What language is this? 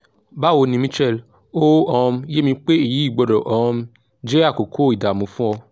Yoruba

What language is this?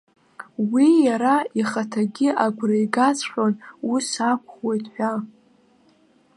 Abkhazian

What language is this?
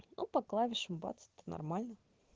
Russian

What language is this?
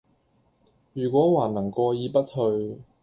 Cantonese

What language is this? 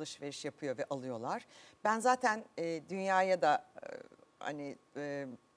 Turkish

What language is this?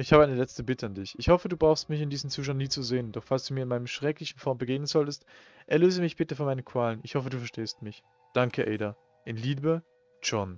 German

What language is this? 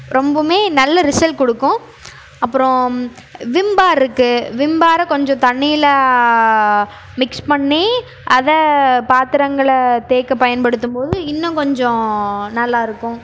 Tamil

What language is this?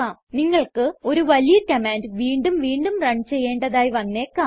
Malayalam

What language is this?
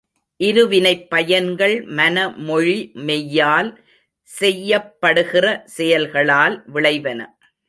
Tamil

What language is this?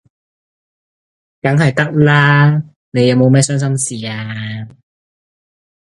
Cantonese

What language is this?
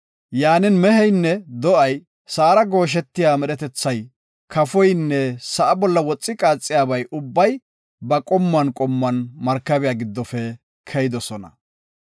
Gofa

